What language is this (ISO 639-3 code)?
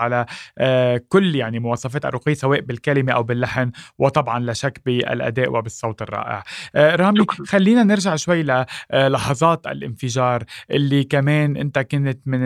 ara